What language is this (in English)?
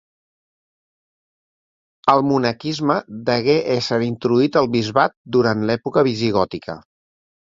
Catalan